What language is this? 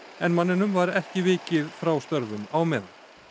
Icelandic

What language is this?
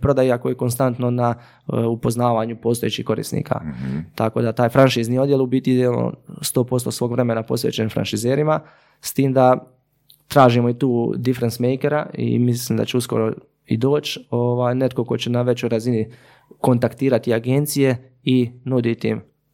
Croatian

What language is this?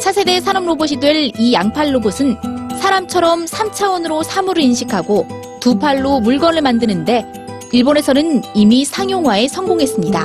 Korean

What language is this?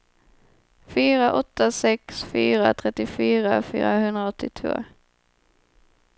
Swedish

